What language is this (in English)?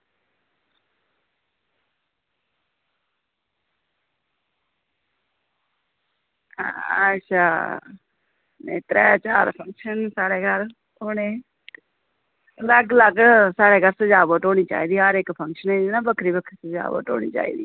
Dogri